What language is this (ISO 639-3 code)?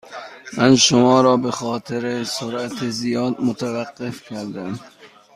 fas